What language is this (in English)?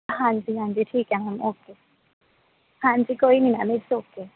Punjabi